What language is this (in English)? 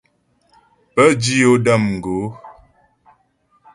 Ghomala